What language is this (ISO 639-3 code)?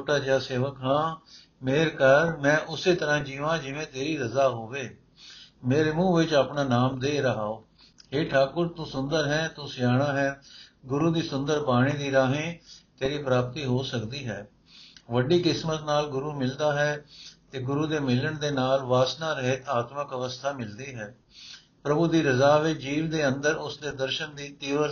pan